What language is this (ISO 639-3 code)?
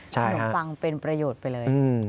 tha